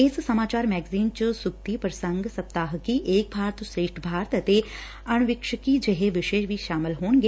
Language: Punjabi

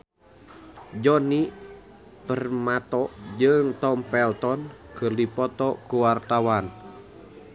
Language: Sundanese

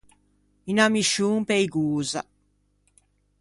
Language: Ligurian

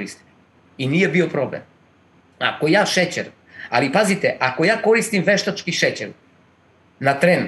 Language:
Croatian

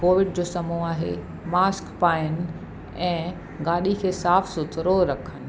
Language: Sindhi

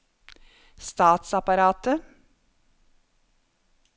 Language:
Norwegian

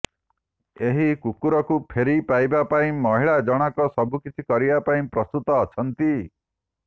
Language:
Odia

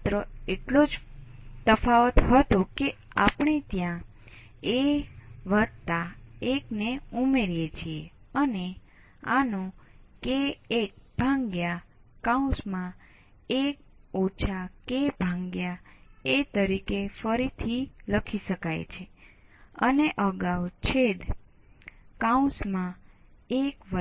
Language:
Gujarati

